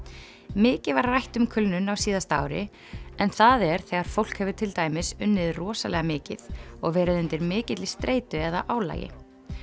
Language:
Icelandic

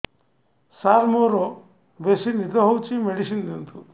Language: Odia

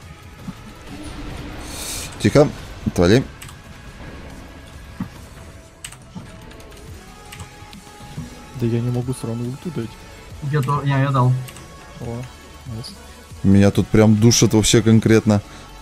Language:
Russian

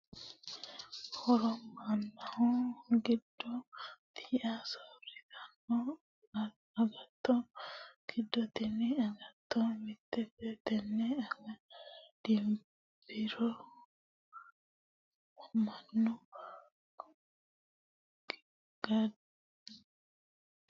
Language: Sidamo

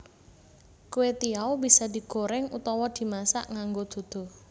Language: Javanese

